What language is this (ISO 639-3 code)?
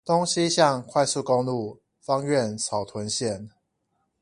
zho